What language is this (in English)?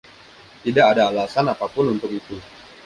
Indonesian